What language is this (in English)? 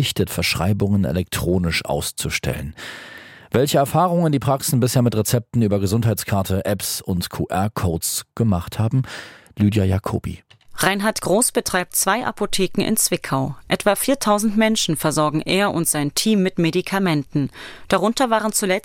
German